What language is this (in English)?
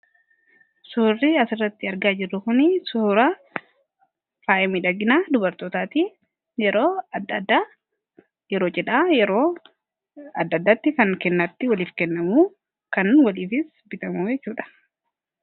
Oromo